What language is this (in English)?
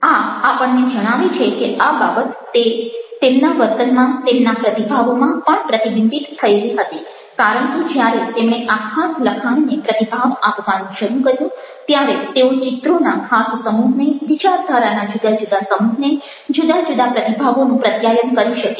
Gujarati